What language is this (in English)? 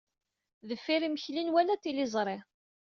Kabyle